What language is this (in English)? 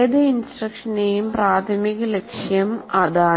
Malayalam